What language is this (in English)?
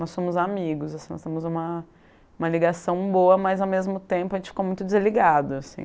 Portuguese